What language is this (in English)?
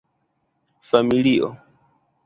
Esperanto